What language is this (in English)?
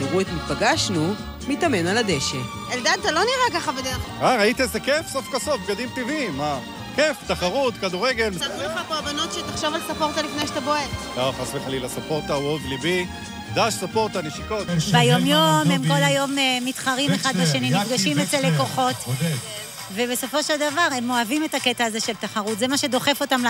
Hebrew